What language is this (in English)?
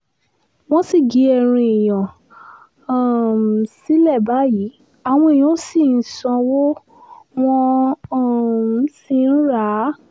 Yoruba